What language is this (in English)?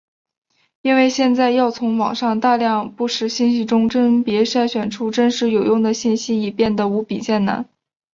Chinese